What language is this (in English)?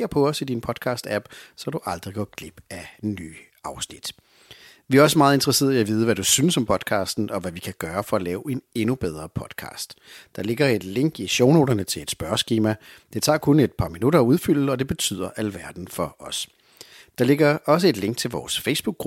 Danish